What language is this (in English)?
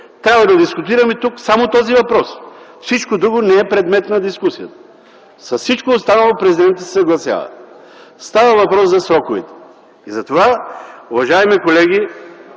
Bulgarian